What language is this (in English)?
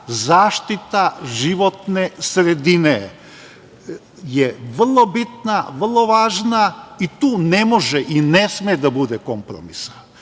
Serbian